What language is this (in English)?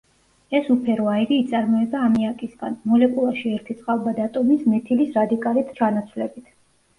Georgian